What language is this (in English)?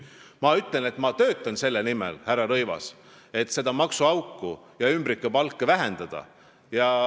Estonian